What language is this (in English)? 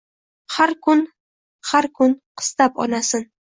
Uzbek